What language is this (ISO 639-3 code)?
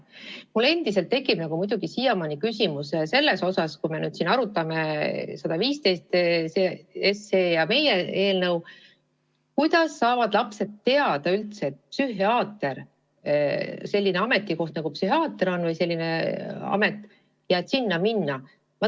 est